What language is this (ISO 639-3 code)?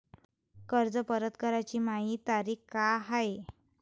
mar